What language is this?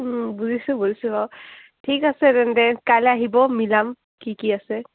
Assamese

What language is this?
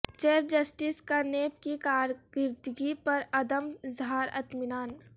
Urdu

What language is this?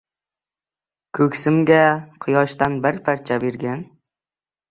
Uzbek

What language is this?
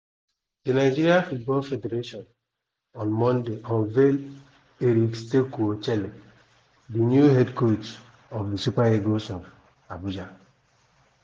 Nigerian Pidgin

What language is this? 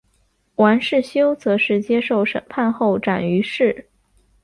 Chinese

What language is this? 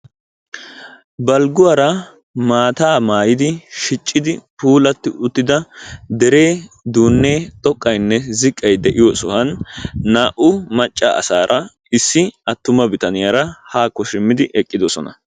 Wolaytta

